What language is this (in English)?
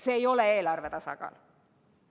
Estonian